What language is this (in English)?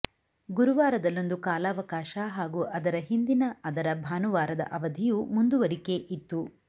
Kannada